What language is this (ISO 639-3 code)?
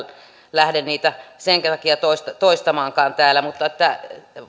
fin